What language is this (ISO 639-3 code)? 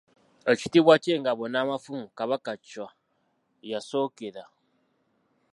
lug